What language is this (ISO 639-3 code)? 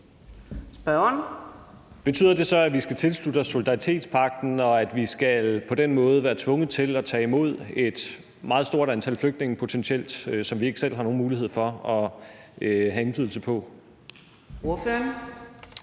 dan